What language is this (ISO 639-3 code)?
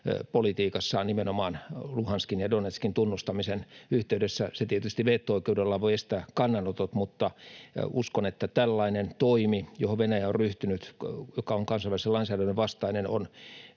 fin